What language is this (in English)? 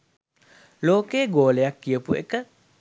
Sinhala